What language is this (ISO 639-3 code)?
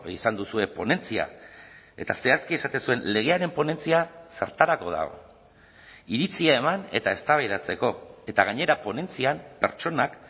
eus